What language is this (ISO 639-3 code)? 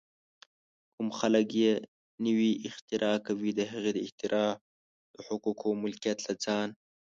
pus